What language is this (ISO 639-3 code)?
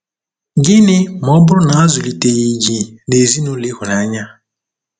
ibo